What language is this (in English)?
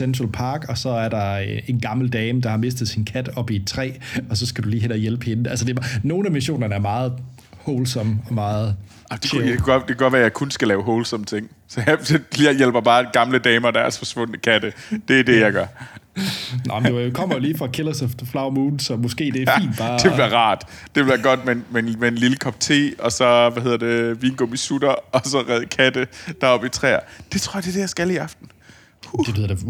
Danish